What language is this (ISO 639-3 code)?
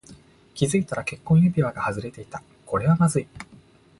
jpn